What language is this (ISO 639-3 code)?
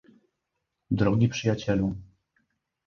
pol